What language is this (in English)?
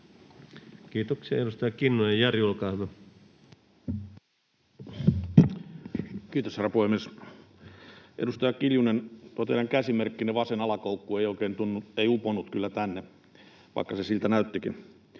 Finnish